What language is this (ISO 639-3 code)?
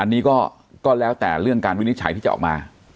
tha